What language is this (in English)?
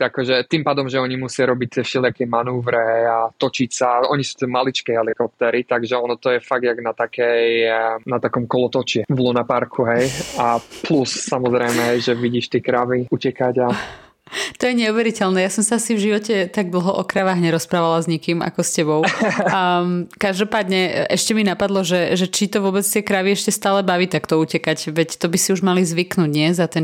Slovak